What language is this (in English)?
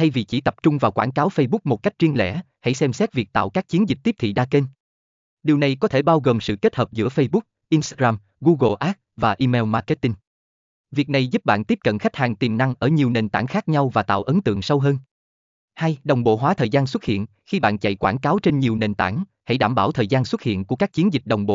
Vietnamese